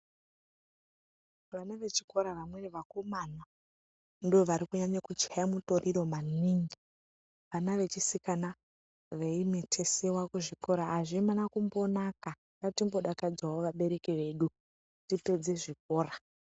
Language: Ndau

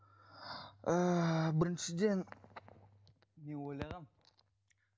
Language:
Kazakh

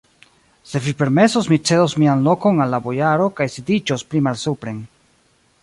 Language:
Esperanto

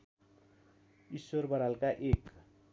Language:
Nepali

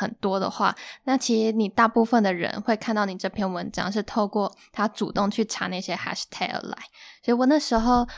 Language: Chinese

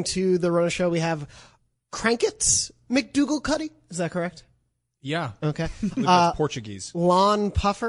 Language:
English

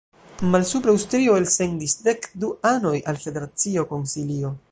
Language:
Esperanto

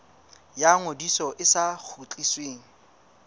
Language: Southern Sotho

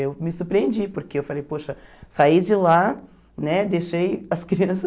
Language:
Portuguese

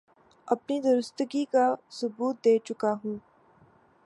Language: Urdu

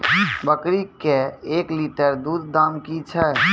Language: Maithili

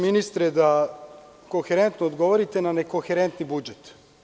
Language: Serbian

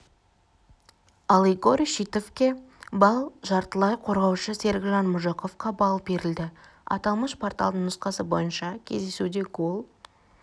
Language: Kazakh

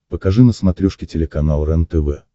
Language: Russian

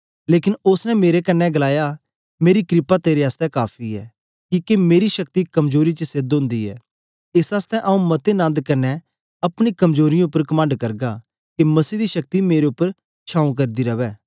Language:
Dogri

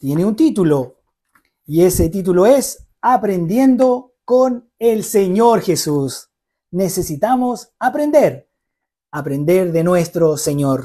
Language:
Spanish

